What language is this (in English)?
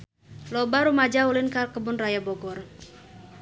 Sundanese